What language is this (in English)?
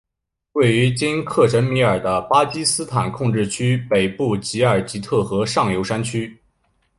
Chinese